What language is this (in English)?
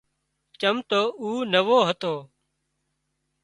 Wadiyara Koli